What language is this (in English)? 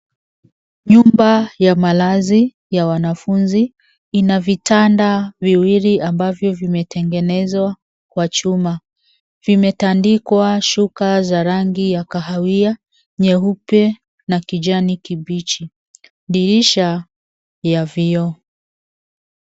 Swahili